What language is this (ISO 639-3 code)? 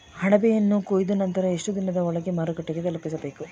kan